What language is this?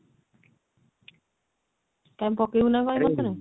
Odia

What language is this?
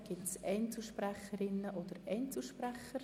Swiss German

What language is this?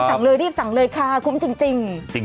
Thai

